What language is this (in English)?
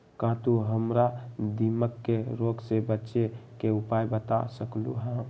Magahi